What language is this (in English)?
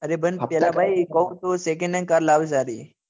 Gujarati